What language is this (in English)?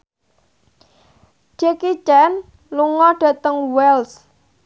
Javanese